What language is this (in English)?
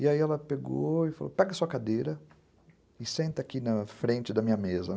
Portuguese